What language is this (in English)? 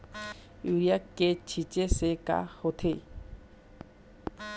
Chhattisgarhi